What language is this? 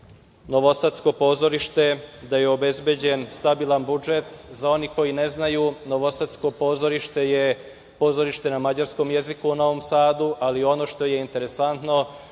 Serbian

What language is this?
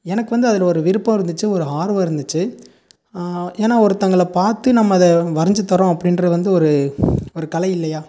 Tamil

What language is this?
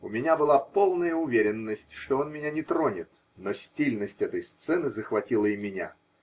Russian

